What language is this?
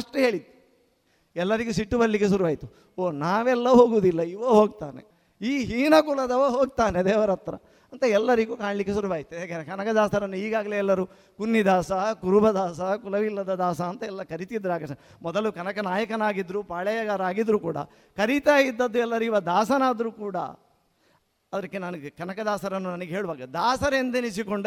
Kannada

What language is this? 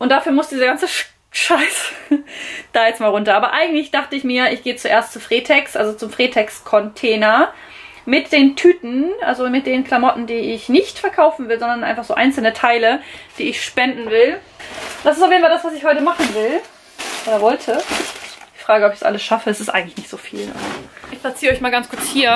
German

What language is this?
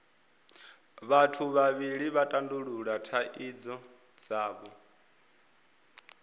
Venda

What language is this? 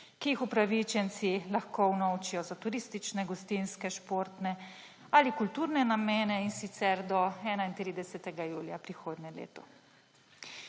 Slovenian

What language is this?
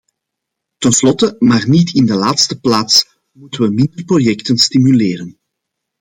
Dutch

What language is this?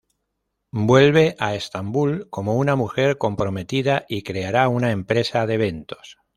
Spanish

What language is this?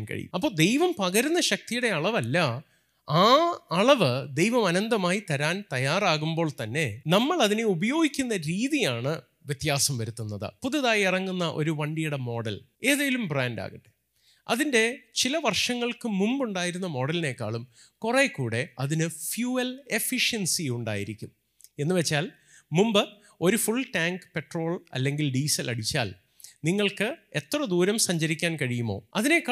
Malayalam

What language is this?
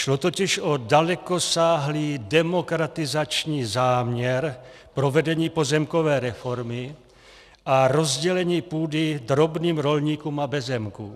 Czech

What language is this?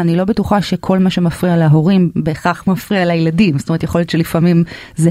Hebrew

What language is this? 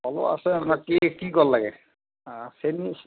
Assamese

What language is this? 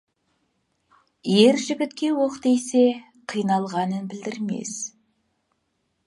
Kazakh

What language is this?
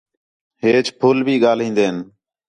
Khetrani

